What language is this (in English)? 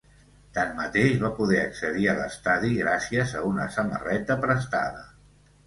Catalan